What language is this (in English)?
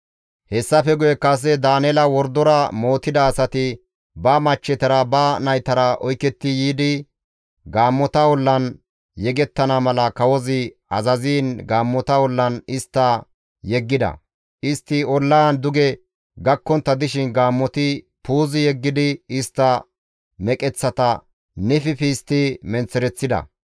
Gamo